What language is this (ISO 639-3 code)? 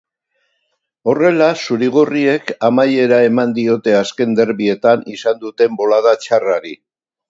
eus